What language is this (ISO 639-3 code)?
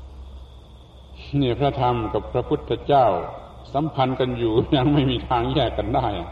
tha